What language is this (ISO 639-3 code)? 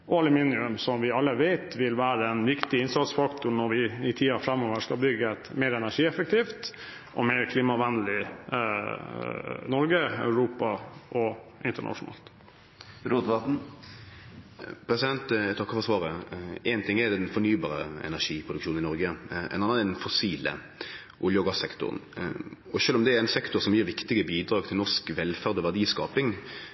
nor